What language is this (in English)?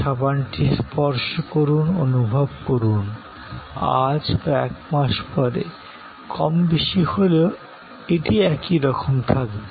Bangla